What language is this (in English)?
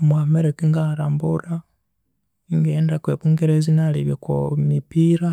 Konzo